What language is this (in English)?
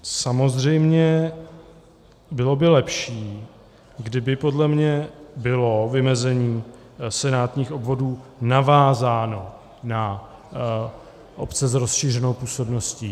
Czech